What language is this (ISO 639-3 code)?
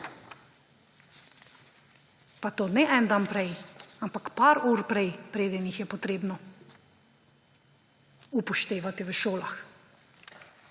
slv